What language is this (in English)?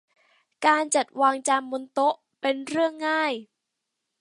Thai